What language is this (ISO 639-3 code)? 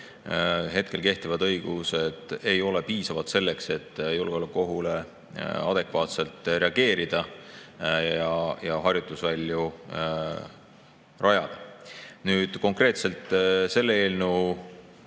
est